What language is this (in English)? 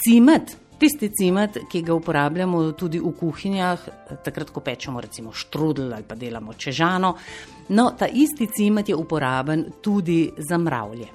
Italian